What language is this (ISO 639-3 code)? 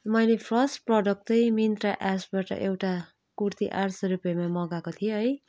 nep